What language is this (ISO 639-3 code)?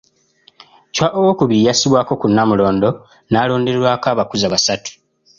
lug